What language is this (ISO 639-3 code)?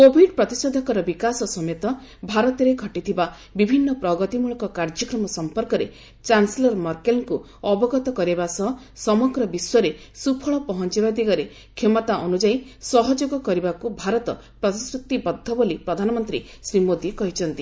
ori